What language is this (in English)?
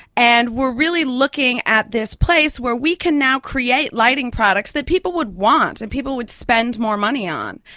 English